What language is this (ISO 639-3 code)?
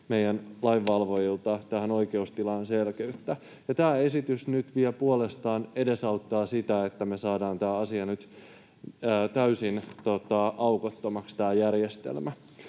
fin